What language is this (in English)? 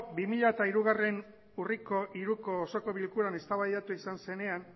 Basque